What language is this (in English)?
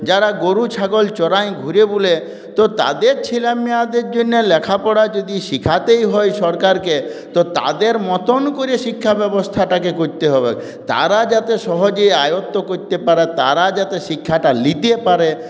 Bangla